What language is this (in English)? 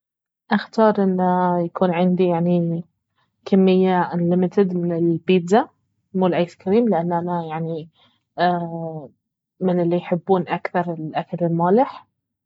Baharna Arabic